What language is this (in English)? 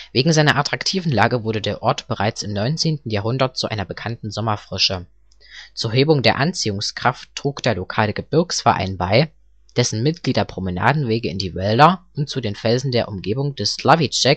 German